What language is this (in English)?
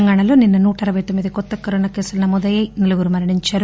Telugu